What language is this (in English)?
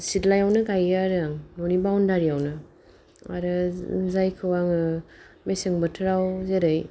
Bodo